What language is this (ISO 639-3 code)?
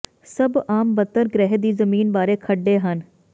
pan